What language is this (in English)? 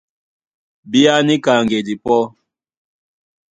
Duala